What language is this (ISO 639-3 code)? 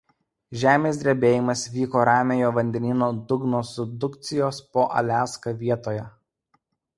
lit